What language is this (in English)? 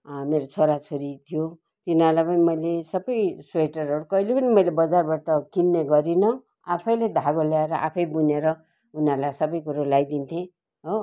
Nepali